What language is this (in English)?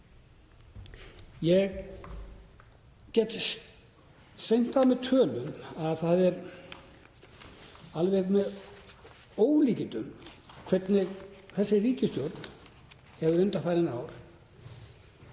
Icelandic